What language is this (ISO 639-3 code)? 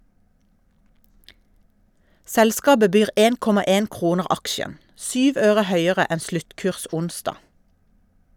nor